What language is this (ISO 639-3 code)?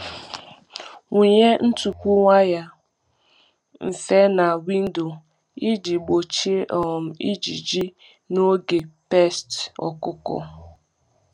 ibo